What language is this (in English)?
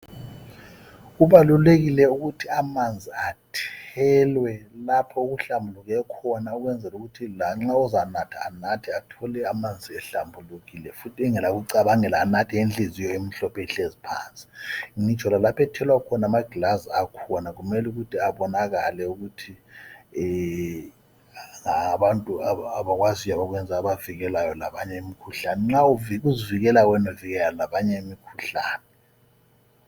North Ndebele